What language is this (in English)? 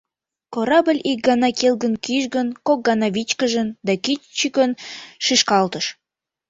Mari